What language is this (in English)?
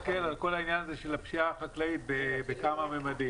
Hebrew